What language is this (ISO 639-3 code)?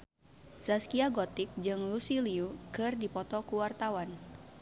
sun